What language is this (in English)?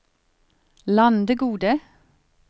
Norwegian